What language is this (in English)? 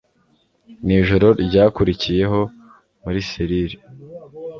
Kinyarwanda